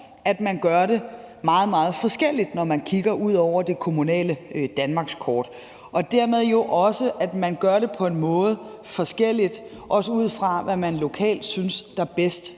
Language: Danish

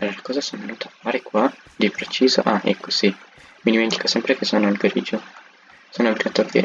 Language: Italian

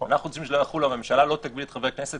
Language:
Hebrew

